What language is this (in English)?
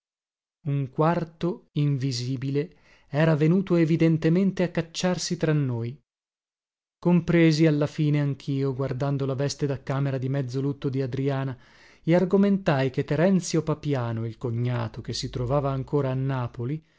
Italian